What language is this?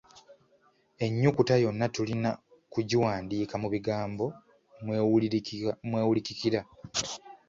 Ganda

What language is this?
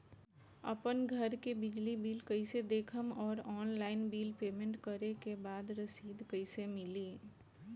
Bhojpuri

